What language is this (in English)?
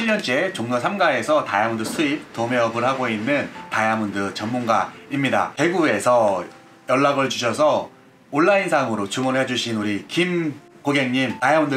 Korean